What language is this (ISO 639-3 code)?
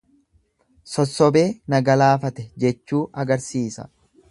orm